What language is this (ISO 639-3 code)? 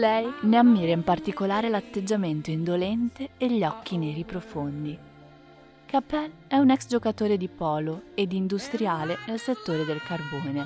ita